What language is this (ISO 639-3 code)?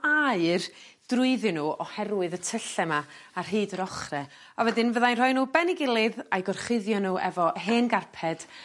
cym